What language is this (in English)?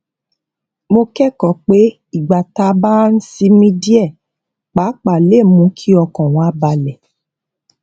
Yoruba